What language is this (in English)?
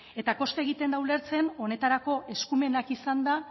Basque